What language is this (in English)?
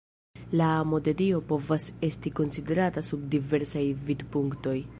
Esperanto